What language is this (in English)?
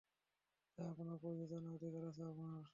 Bangla